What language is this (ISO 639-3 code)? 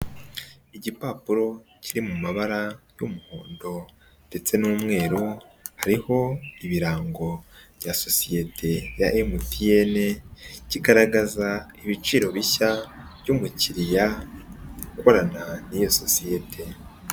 kin